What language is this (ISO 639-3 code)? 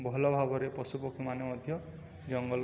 ori